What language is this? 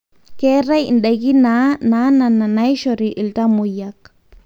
Masai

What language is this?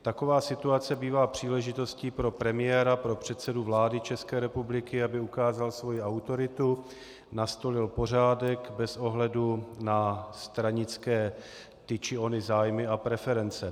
Czech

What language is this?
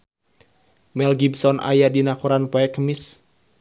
Sundanese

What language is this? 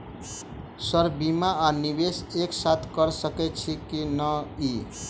Maithili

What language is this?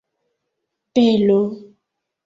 Esperanto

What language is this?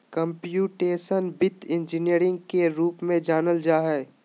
Magahi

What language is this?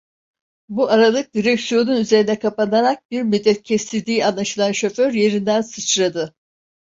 Turkish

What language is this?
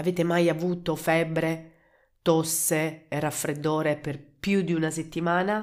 Italian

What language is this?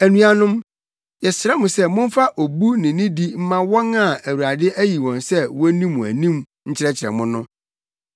Akan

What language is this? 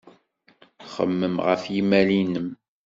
Kabyle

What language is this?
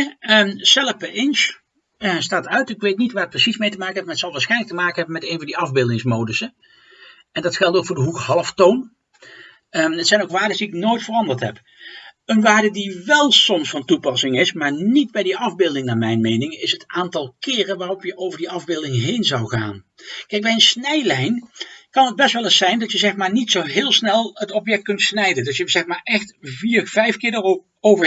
Dutch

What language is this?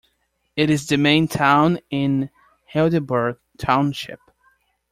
English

